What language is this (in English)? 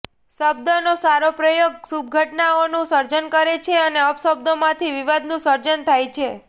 Gujarati